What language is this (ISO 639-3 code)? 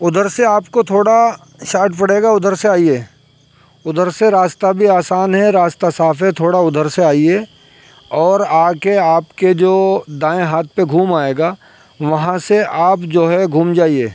urd